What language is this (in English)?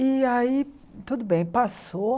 Portuguese